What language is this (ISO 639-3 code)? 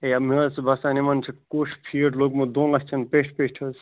kas